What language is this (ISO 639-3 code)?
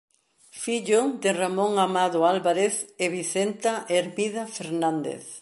glg